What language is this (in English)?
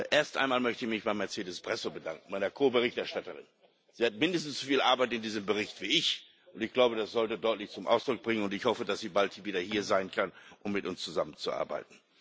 German